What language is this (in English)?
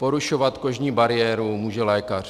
Czech